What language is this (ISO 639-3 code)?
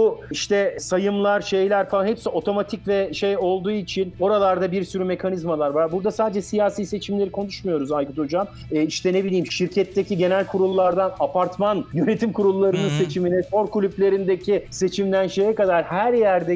tur